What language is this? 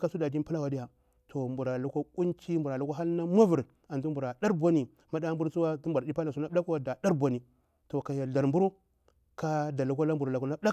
Bura-Pabir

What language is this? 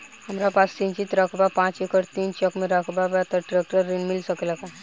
Bhojpuri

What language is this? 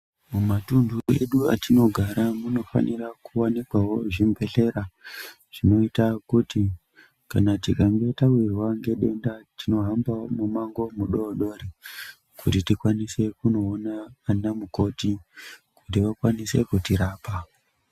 Ndau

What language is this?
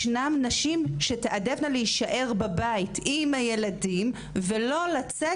Hebrew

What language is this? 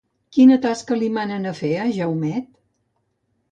Catalan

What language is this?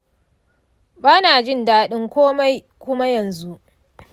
Hausa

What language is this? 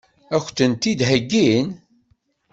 Kabyle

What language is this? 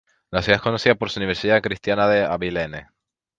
Spanish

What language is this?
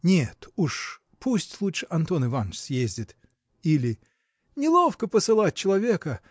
Russian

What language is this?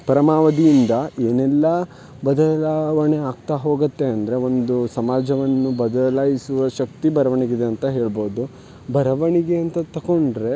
Kannada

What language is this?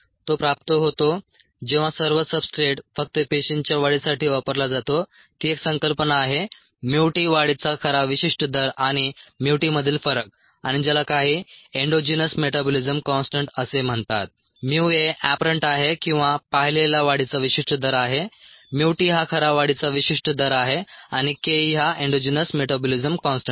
Marathi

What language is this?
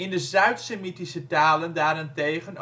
Dutch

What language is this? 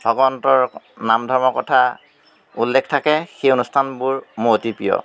Assamese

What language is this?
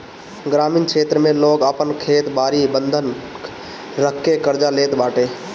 Bhojpuri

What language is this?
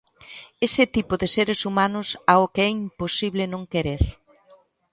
Galician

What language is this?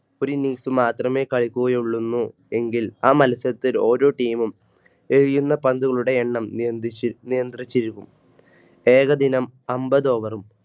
Malayalam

